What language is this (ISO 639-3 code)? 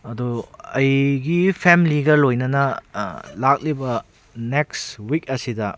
mni